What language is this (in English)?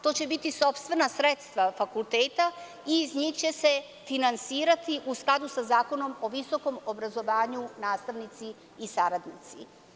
Serbian